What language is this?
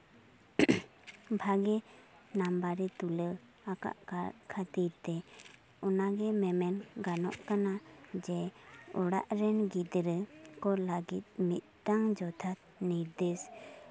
Santali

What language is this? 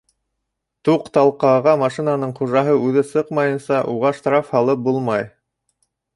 Bashkir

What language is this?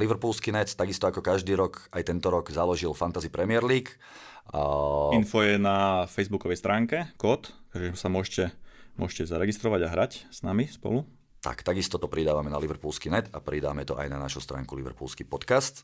Slovak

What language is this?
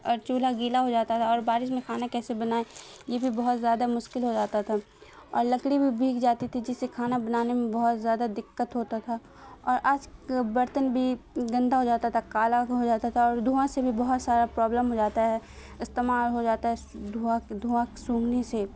Urdu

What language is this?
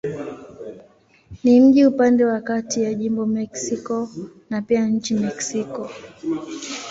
Swahili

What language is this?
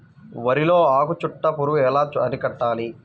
Telugu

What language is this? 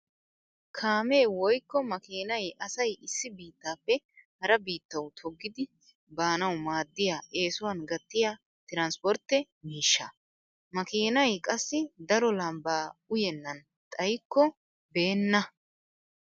Wolaytta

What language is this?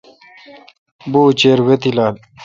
Kalkoti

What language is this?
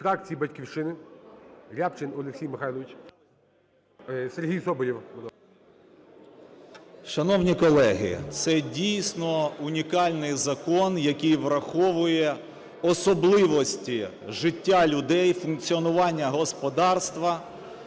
Ukrainian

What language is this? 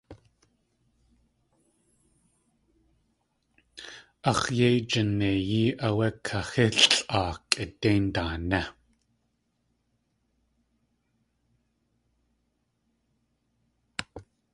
Tlingit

